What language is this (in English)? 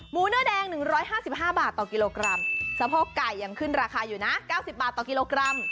Thai